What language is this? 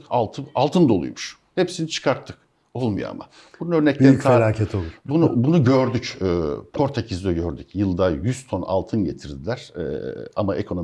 Turkish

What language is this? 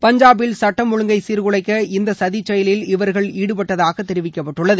Tamil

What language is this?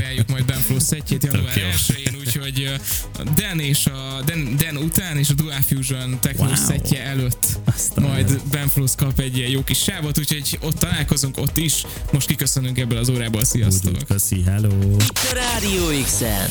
Hungarian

